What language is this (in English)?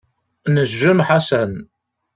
Kabyle